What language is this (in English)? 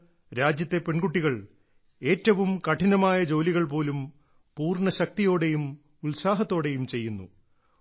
Malayalam